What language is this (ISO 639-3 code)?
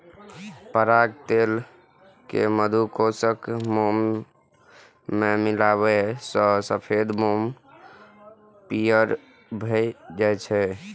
mai